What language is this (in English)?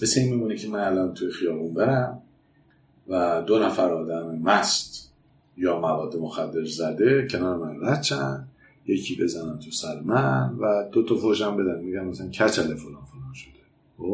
Persian